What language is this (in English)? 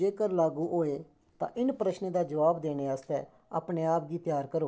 Dogri